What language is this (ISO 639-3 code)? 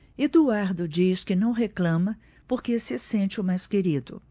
por